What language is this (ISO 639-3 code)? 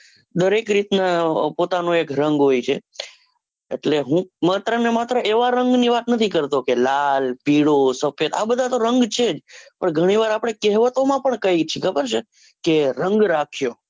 guj